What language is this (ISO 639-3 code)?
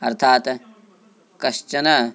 san